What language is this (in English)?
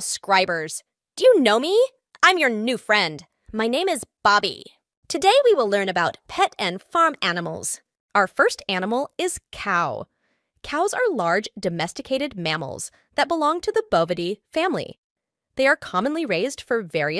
English